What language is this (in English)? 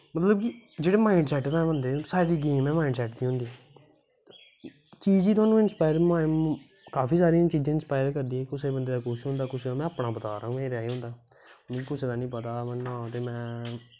Dogri